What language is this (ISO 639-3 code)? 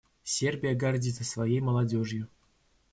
rus